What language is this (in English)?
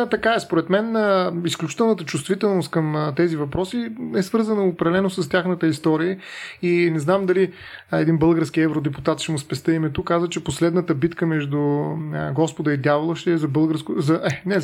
Bulgarian